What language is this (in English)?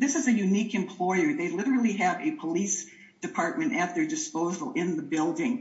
English